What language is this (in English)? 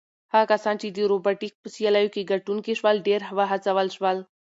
Pashto